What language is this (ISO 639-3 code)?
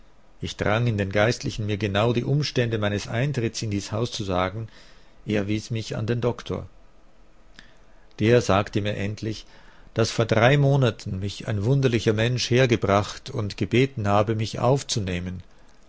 deu